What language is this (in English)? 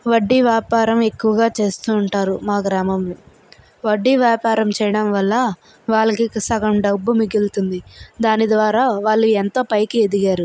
Telugu